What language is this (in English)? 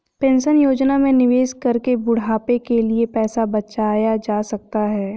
Hindi